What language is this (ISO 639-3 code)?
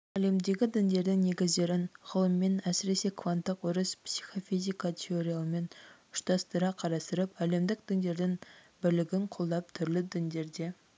kaz